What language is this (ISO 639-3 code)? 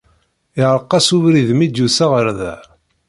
kab